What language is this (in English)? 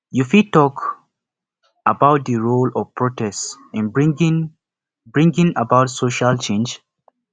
Nigerian Pidgin